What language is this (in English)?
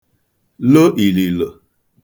Igbo